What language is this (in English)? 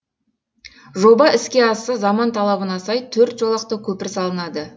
Kazakh